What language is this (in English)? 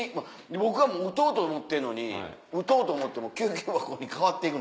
Japanese